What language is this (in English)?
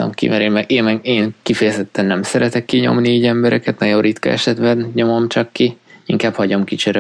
Hungarian